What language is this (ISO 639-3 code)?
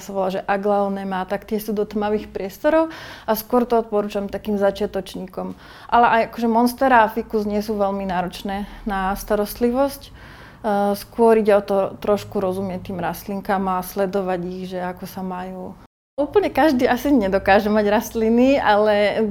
slk